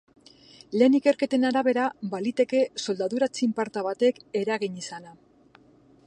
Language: Basque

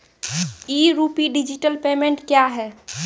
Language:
Maithili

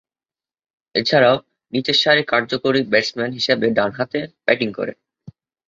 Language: Bangla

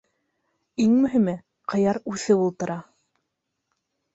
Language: Bashkir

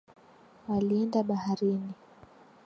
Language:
Swahili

